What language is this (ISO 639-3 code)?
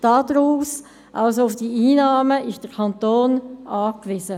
gsw